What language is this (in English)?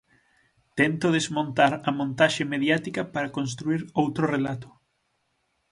Galician